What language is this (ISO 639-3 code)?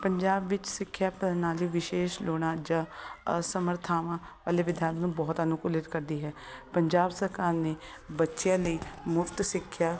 pan